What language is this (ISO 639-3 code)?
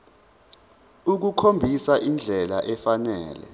zul